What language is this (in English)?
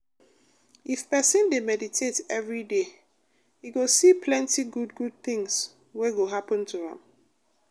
Nigerian Pidgin